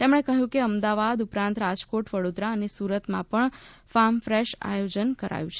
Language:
Gujarati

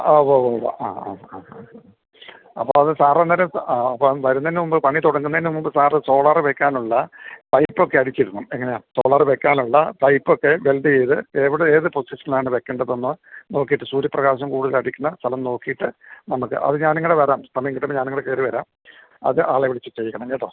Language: Malayalam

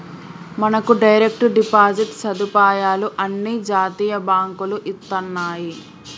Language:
Telugu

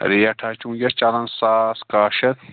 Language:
Kashmiri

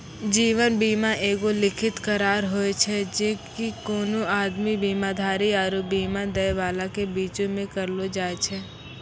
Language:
Maithili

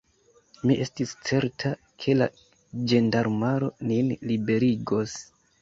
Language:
Esperanto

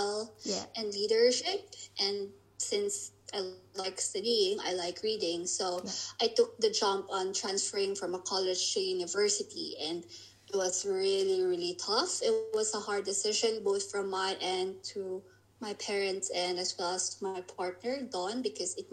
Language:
English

